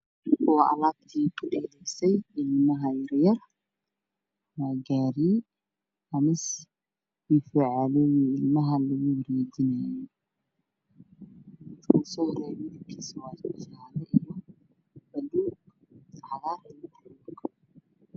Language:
Somali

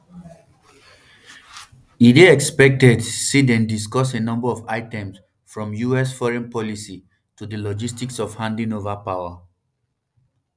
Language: Nigerian Pidgin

